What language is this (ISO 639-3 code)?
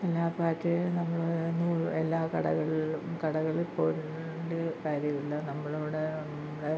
mal